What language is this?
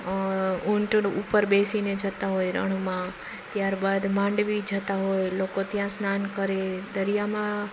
Gujarati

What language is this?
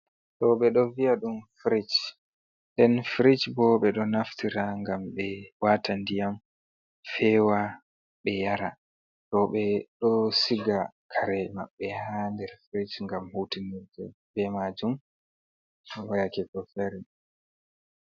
Fula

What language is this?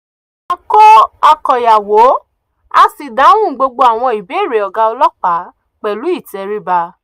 Yoruba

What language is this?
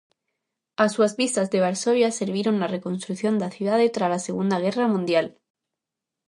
Galician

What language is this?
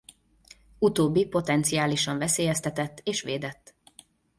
Hungarian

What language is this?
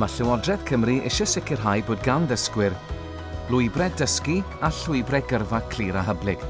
Welsh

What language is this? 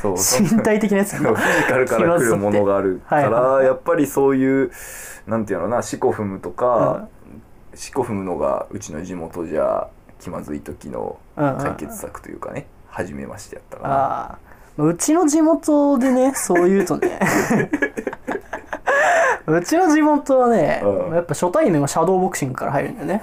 Japanese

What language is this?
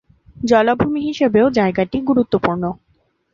Bangla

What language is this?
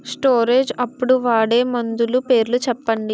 Telugu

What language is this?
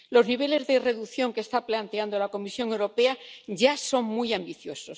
Spanish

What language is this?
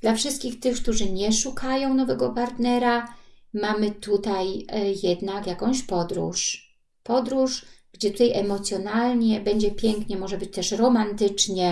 Polish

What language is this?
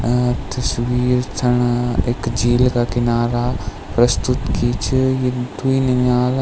Garhwali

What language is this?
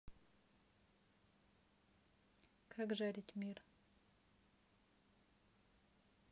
Russian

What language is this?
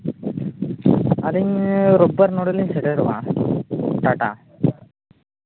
Santali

